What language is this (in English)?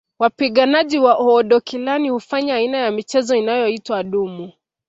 Swahili